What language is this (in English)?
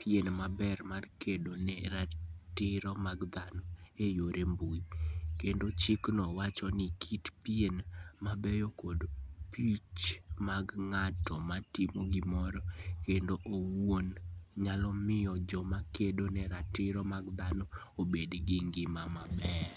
Luo (Kenya and Tanzania)